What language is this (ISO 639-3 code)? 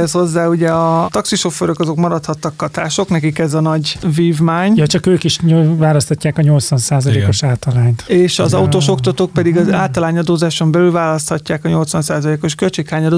hun